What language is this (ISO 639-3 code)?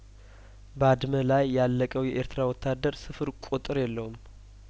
amh